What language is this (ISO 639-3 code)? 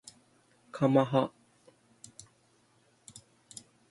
jpn